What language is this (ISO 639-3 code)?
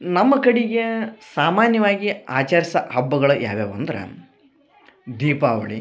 kan